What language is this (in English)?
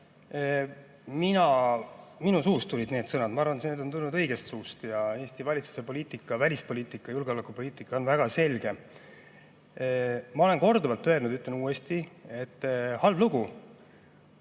Estonian